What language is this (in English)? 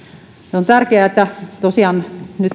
Finnish